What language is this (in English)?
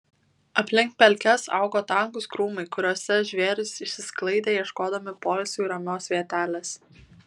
Lithuanian